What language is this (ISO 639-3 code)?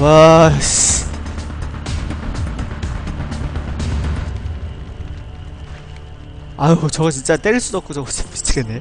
kor